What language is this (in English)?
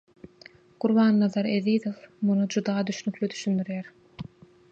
Turkmen